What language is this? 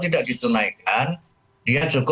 Indonesian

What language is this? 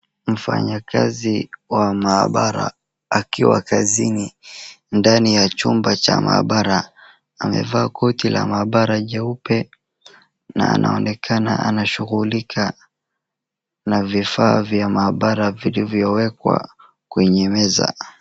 Swahili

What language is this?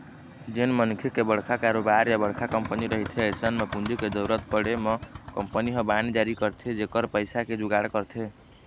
Chhattisgarhi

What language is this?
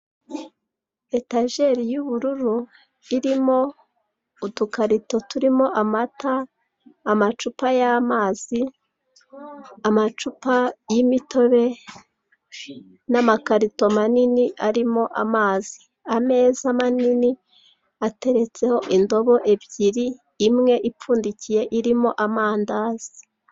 Kinyarwanda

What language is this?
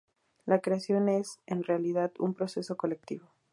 Spanish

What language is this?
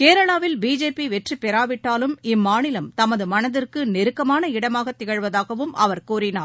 Tamil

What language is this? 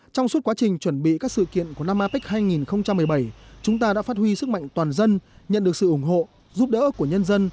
Vietnamese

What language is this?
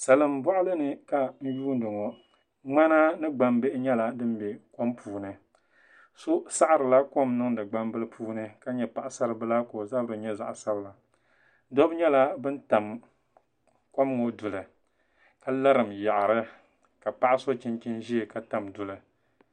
Dagbani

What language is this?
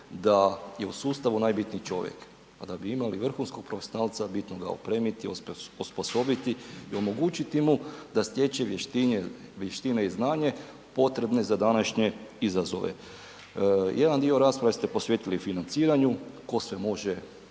Croatian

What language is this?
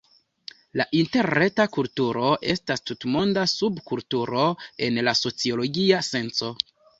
Esperanto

